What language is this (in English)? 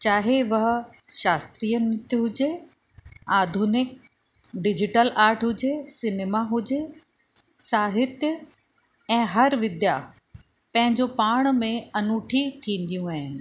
Sindhi